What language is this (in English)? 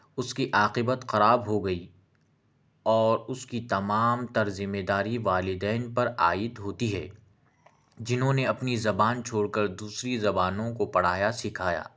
Urdu